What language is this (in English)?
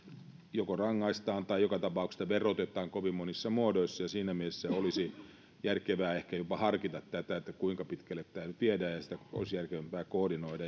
Finnish